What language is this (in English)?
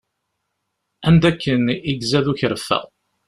Kabyle